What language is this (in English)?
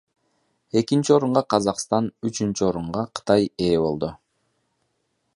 Kyrgyz